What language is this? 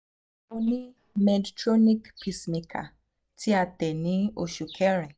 Yoruba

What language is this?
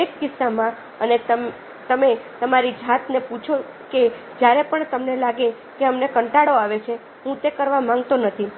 Gujarati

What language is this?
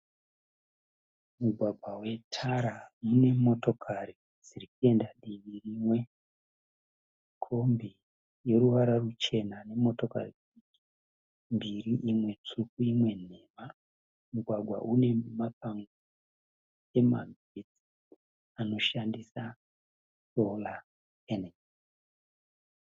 Shona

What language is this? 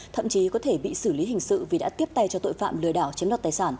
Vietnamese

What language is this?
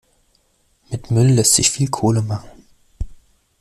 German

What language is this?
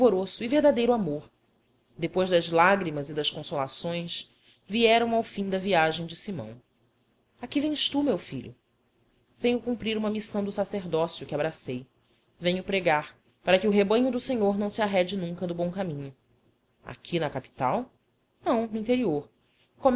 Portuguese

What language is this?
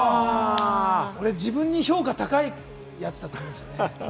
Japanese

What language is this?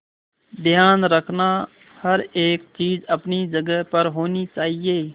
Hindi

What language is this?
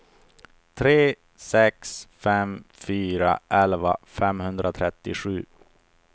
Swedish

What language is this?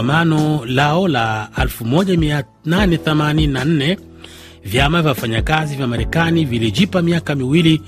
Swahili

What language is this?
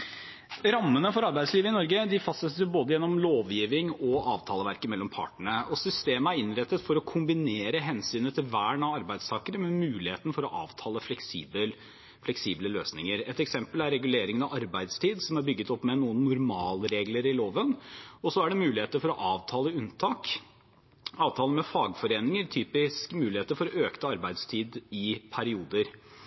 Norwegian Bokmål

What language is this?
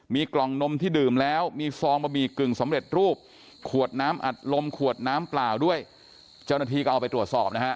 Thai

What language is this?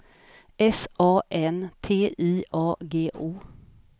Swedish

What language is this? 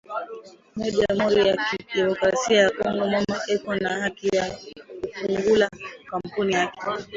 Swahili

